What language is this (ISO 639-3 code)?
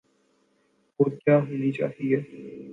urd